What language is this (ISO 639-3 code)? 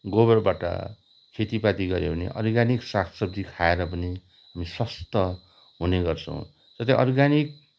nep